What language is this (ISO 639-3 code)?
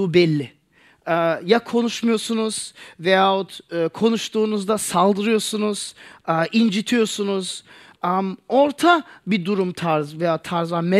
tur